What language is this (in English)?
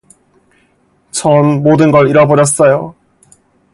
Korean